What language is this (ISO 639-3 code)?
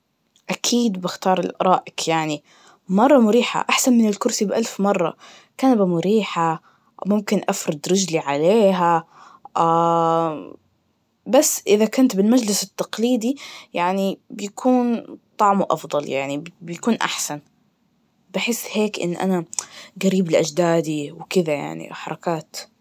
ars